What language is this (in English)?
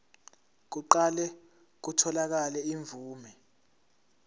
Zulu